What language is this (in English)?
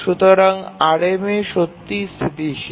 Bangla